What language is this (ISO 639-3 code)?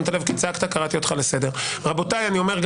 heb